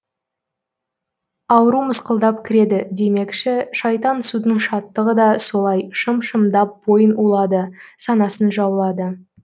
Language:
Kazakh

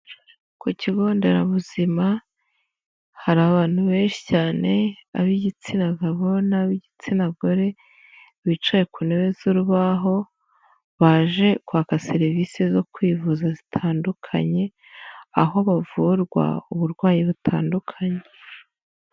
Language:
Kinyarwanda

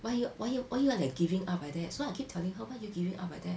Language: English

